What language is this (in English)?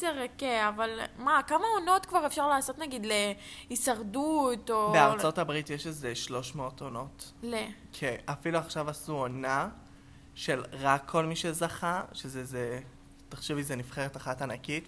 Hebrew